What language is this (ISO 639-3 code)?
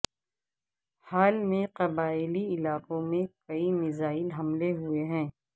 urd